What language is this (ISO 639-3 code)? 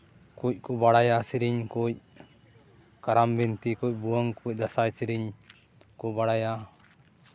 sat